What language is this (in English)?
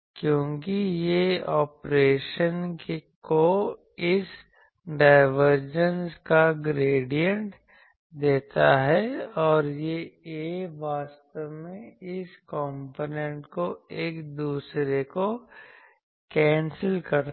Hindi